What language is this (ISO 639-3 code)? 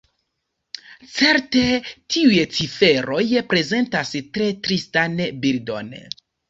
epo